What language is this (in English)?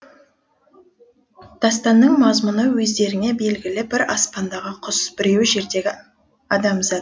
Kazakh